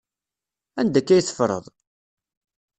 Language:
Kabyle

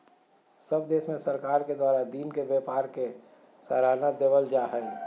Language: Magahi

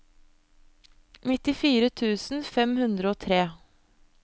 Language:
Norwegian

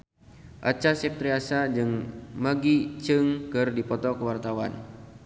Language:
Sundanese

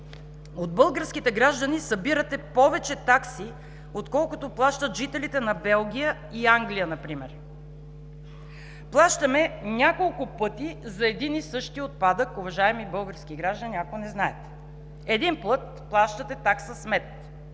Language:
Bulgarian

